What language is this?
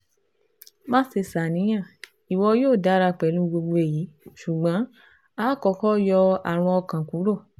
Yoruba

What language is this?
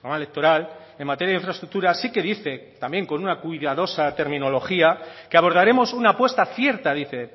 Spanish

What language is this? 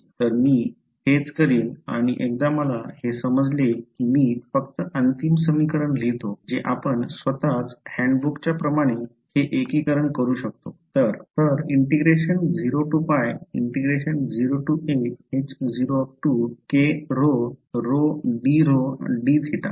Marathi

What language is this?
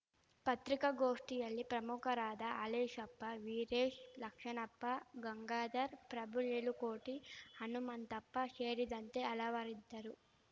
Kannada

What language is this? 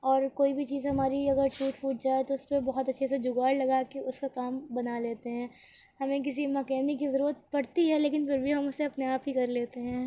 Urdu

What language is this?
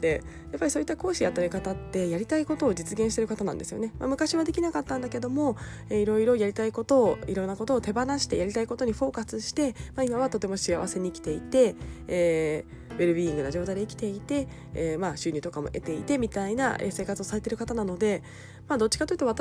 Japanese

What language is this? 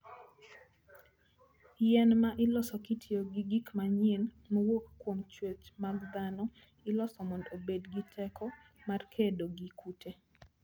Luo (Kenya and Tanzania)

